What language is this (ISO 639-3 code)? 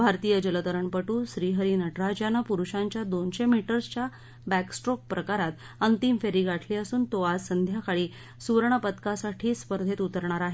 mar